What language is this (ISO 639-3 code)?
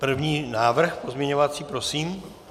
ces